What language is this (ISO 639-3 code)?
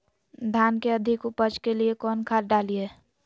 mag